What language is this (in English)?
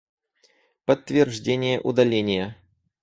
Russian